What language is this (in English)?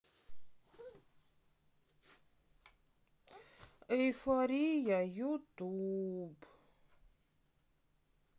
Russian